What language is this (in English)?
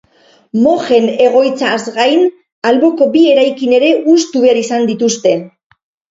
Basque